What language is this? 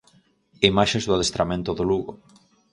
Galician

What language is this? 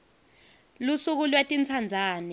Swati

